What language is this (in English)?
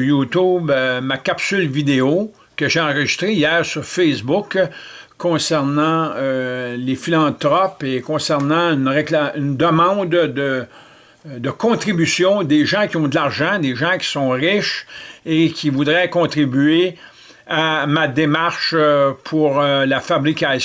French